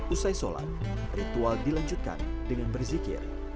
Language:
Indonesian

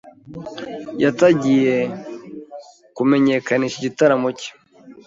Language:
Kinyarwanda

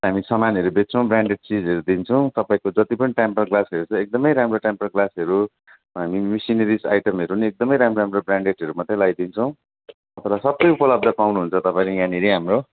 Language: Nepali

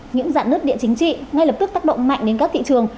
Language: Vietnamese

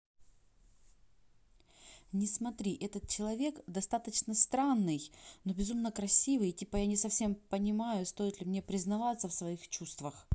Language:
Russian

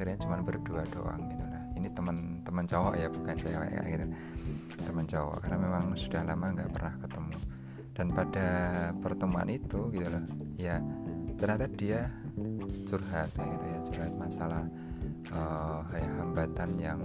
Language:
Indonesian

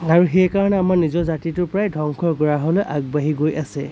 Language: Assamese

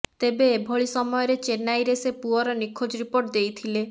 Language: Odia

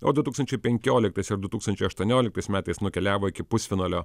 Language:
Lithuanian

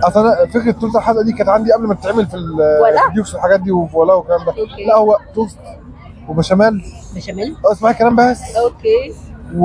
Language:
Arabic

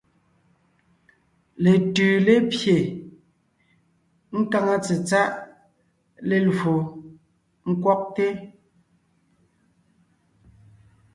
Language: Ngiemboon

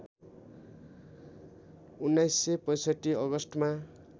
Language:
Nepali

